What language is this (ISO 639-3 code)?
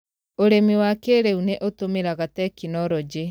kik